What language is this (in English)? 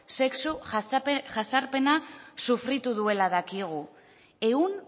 Basque